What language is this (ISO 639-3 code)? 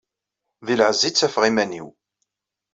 kab